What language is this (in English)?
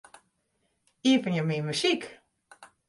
Western Frisian